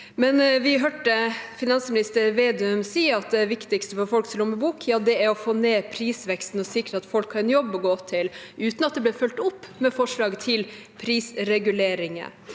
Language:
Norwegian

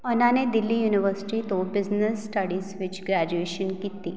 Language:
Punjabi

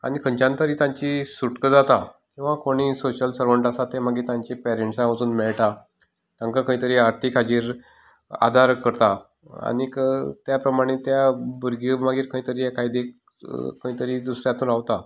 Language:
Konkani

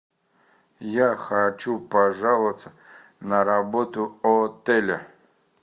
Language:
Russian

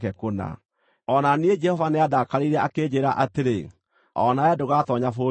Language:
Kikuyu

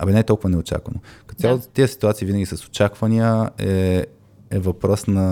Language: Bulgarian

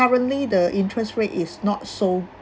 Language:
English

